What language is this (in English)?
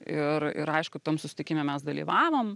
Lithuanian